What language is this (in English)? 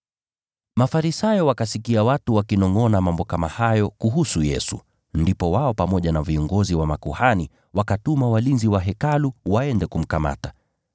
Swahili